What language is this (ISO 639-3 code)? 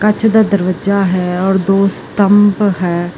pan